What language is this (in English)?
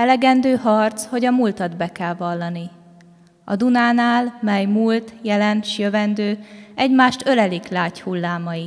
Hungarian